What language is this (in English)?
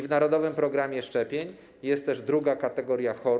Polish